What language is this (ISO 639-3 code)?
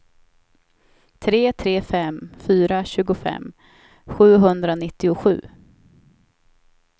swe